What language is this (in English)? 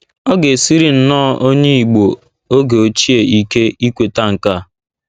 Igbo